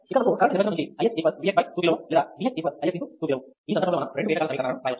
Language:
Telugu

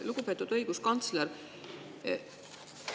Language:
Estonian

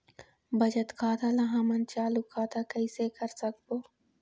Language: Chhattisgarhi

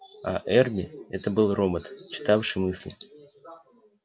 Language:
Russian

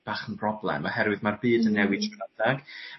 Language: Welsh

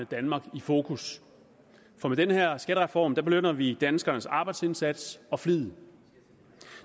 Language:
Danish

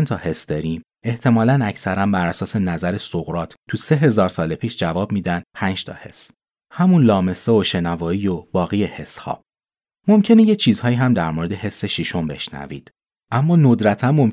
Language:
Persian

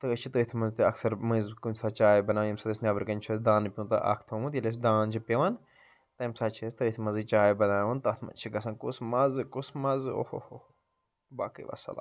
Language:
Kashmiri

